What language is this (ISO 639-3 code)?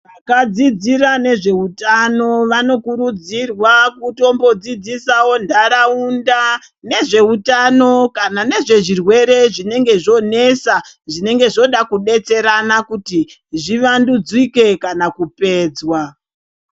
ndc